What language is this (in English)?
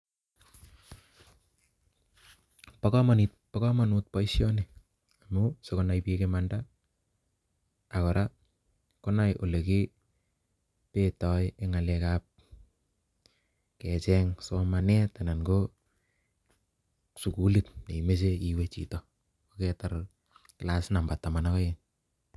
Kalenjin